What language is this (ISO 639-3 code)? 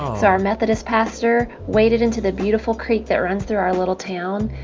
eng